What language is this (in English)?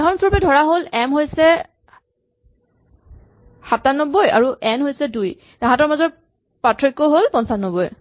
Assamese